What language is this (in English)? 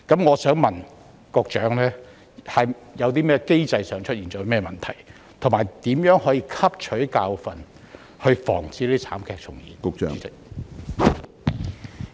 Cantonese